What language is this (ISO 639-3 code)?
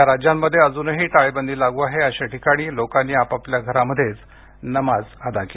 mar